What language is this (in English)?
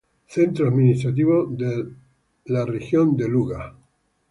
Spanish